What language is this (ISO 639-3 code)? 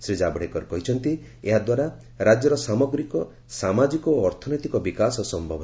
ori